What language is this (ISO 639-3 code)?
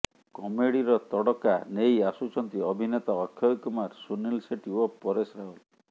ori